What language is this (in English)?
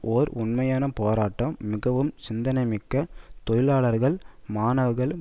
Tamil